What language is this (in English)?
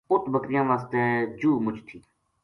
Gujari